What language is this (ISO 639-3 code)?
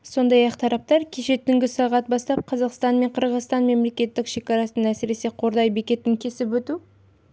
kaz